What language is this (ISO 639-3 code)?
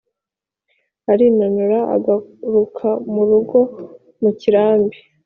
kin